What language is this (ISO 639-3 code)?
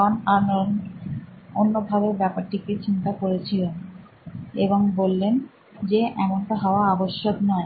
ben